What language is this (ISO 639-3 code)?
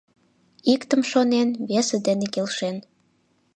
chm